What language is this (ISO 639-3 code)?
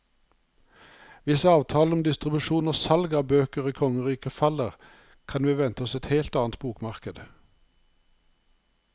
nor